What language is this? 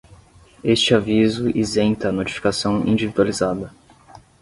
Portuguese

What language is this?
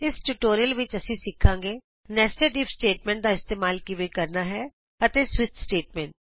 Punjabi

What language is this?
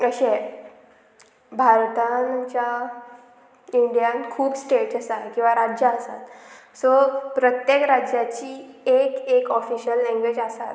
Konkani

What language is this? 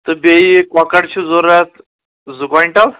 Kashmiri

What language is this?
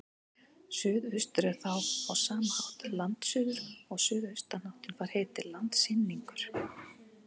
Icelandic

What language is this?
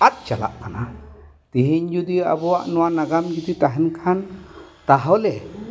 Santali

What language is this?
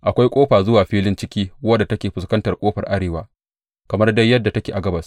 Hausa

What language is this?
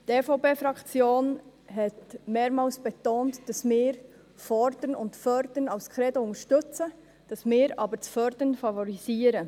Swiss German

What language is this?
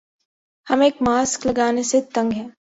Urdu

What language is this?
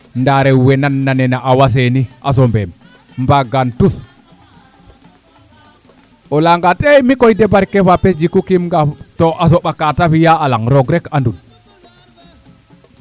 Serer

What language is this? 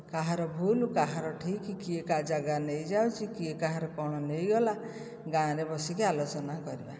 Odia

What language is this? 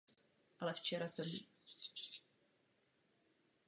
Czech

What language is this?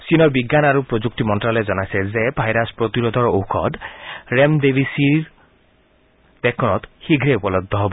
Assamese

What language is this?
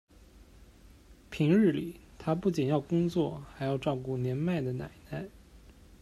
Chinese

